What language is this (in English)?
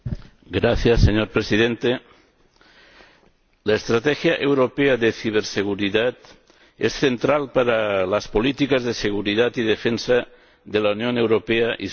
Spanish